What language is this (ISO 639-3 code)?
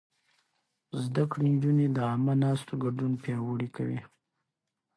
pus